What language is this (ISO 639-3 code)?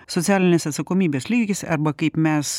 lit